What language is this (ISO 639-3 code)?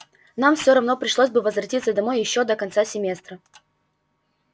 rus